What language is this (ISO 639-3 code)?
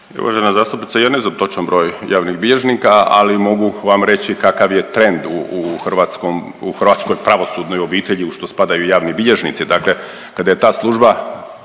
hrv